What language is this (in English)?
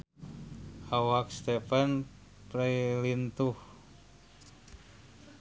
Sundanese